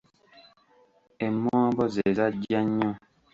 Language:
Ganda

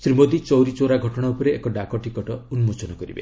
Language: Odia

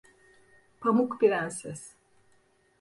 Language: Turkish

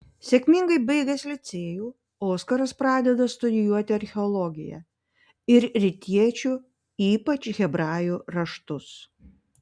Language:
Lithuanian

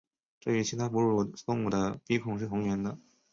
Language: Chinese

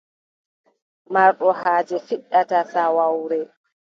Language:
Adamawa Fulfulde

